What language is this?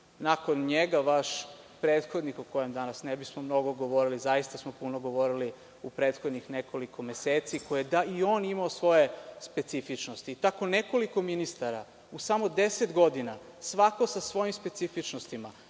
Serbian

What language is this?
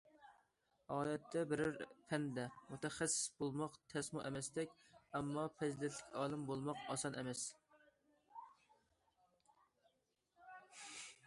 Uyghur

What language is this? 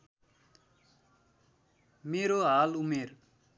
Nepali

